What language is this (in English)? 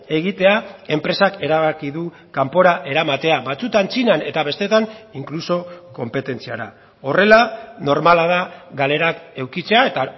Basque